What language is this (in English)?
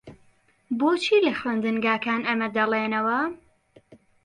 Central Kurdish